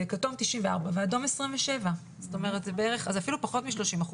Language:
Hebrew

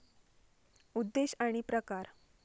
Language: Marathi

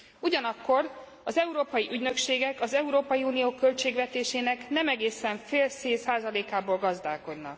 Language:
Hungarian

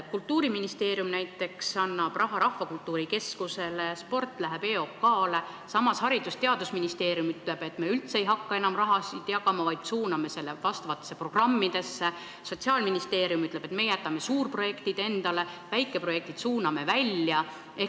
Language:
Estonian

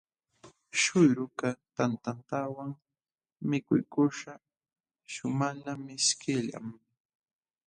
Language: Jauja Wanca Quechua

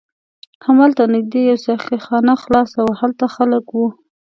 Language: Pashto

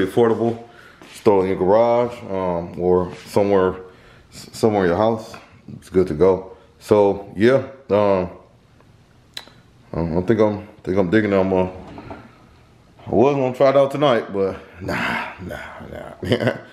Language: English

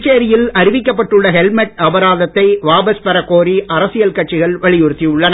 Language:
Tamil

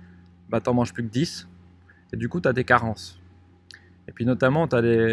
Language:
French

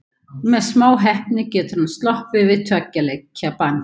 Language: Icelandic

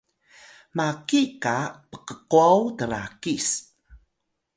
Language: Atayal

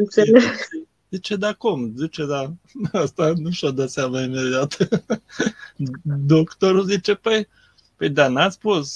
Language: Romanian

